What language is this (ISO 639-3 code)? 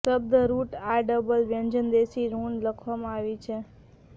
guj